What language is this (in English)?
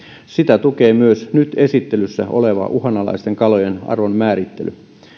Finnish